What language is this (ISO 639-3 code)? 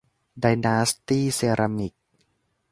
tha